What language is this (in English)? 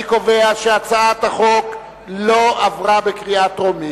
Hebrew